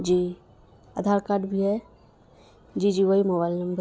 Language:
Urdu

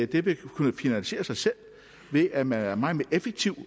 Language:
Danish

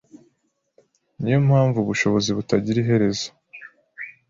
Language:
Kinyarwanda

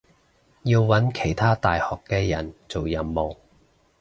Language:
Cantonese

